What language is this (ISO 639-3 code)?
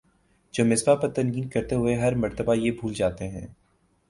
urd